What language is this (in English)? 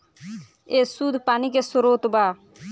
Bhojpuri